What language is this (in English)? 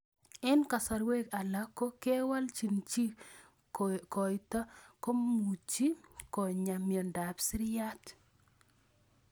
Kalenjin